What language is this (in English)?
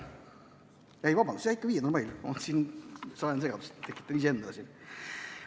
Estonian